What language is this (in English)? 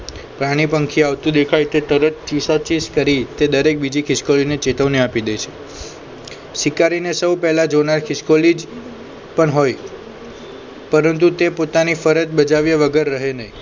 Gujarati